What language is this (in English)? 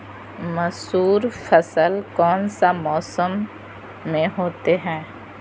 Magahi